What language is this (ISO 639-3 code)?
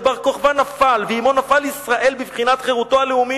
heb